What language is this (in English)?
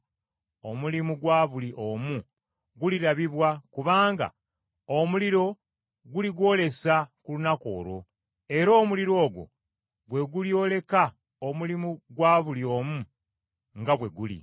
Ganda